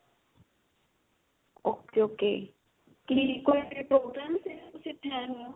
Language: Punjabi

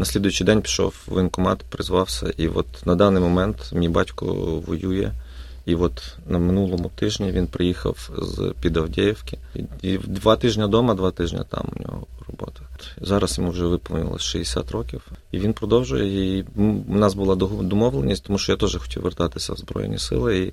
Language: Ukrainian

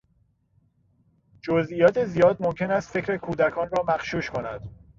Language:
Persian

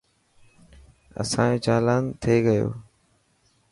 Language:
Dhatki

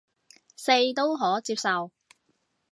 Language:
Cantonese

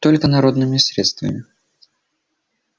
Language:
Russian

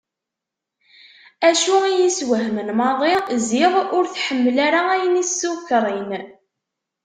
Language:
Kabyle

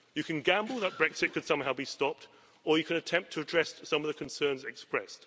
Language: English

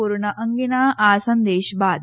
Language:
Gujarati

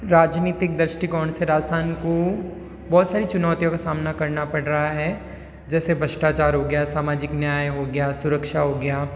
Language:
Hindi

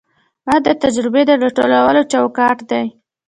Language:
Pashto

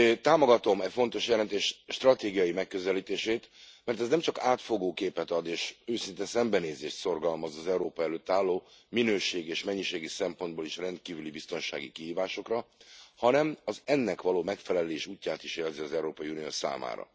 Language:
Hungarian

